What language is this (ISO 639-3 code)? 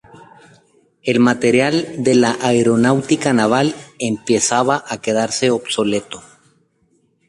spa